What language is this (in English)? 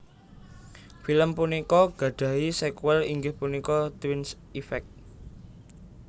Javanese